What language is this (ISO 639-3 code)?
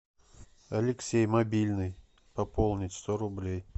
rus